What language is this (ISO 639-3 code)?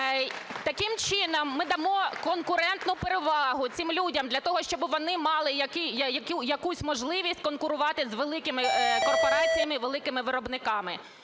ukr